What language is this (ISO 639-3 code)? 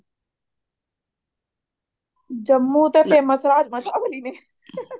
pan